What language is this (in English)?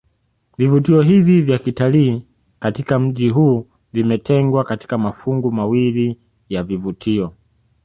Swahili